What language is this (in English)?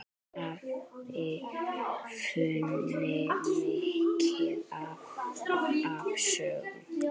Icelandic